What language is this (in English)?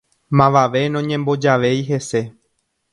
Guarani